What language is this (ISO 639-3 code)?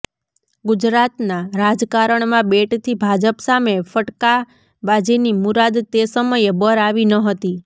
guj